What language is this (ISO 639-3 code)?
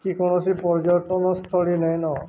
ori